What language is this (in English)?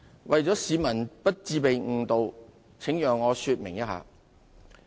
Cantonese